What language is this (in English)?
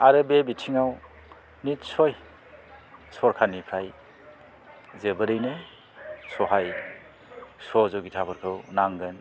Bodo